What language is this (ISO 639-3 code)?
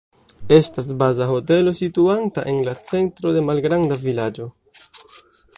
epo